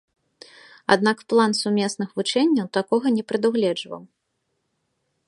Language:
Belarusian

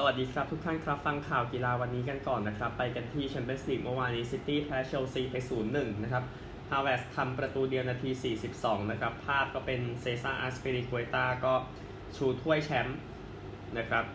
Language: Thai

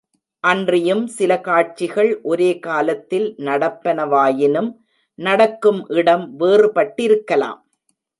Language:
Tamil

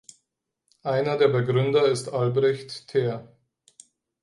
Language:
German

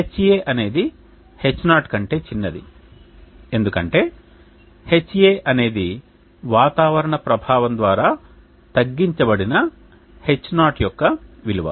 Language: Telugu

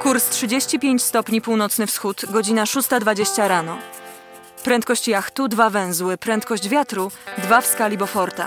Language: Polish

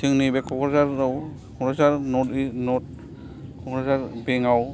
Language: Bodo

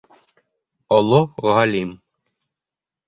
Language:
Bashkir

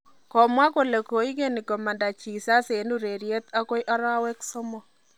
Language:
Kalenjin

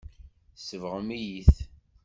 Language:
Kabyle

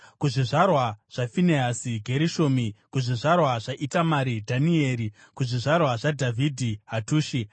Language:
Shona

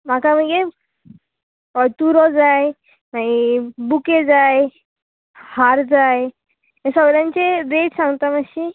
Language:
Konkani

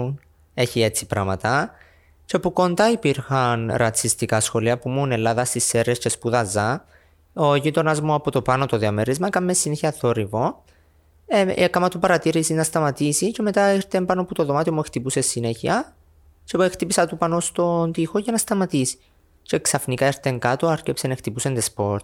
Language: Greek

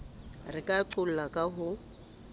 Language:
Southern Sotho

